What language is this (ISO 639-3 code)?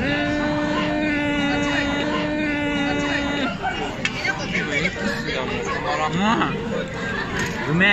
jpn